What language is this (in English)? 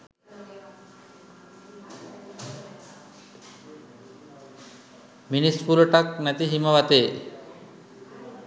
Sinhala